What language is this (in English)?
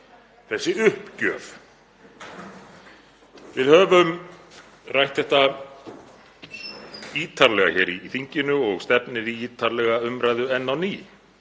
Icelandic